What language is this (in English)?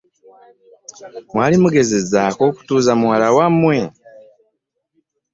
Ganda